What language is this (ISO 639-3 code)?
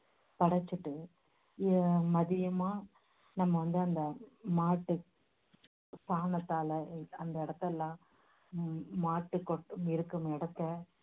tam